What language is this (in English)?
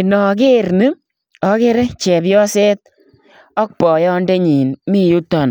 Kalenjin